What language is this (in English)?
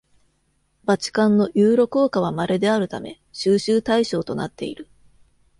Japanese